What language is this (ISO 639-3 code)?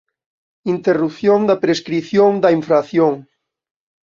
glg